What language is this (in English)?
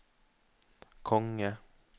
Norwegian